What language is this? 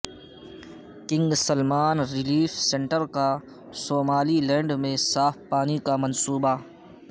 Urdu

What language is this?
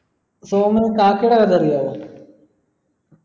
Malayalam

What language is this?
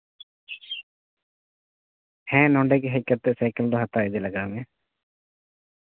Santali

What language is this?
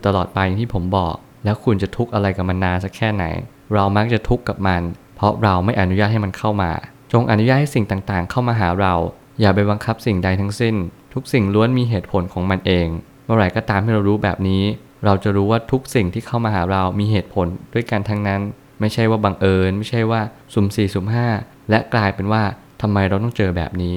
Thai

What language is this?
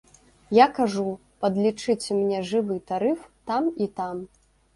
Belarusian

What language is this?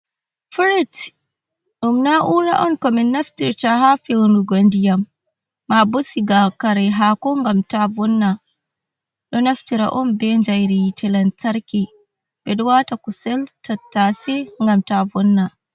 Fula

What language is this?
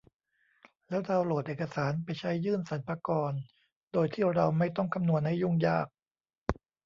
Thai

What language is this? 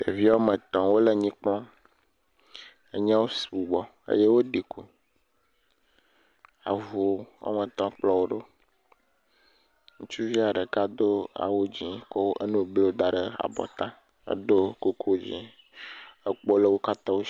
Ewe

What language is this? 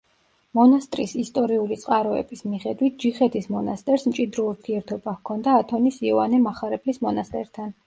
Georgian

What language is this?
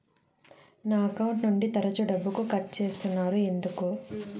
Telugu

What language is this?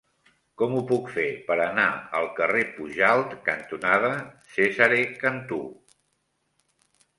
Catalan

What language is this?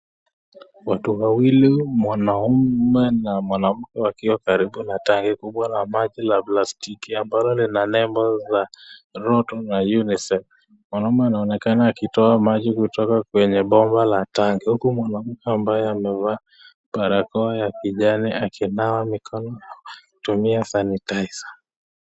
Swahili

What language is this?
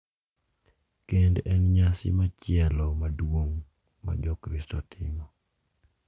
Luo (Kenya and Tanzania)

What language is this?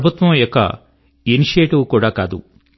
Telugu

